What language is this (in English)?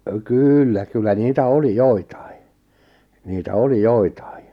Finnish